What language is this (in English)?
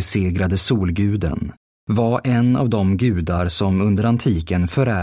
Swedish